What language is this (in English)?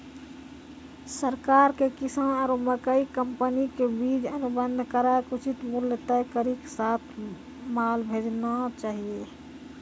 Maithili